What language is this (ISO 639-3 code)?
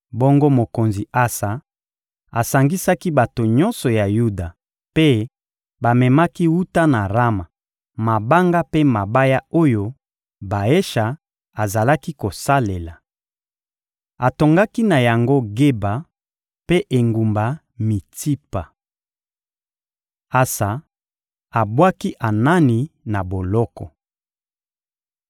lin